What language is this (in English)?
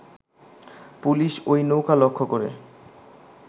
Bangla